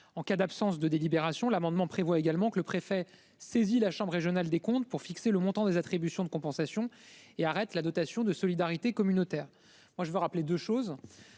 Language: French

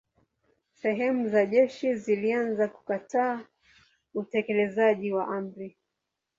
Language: Swahili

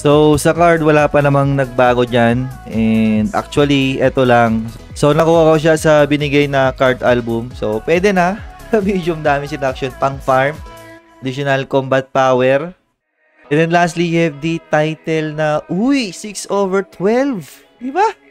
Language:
Filipino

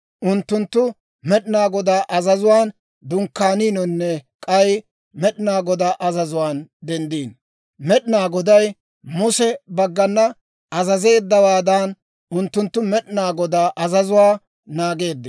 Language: Dawro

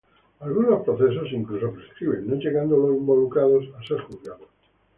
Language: Spanish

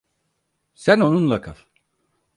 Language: Turkish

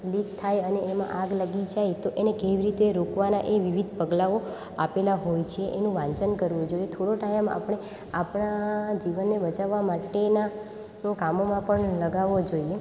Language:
Gujarati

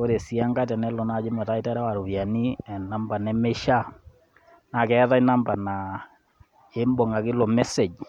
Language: Masai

